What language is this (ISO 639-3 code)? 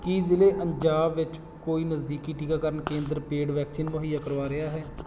pan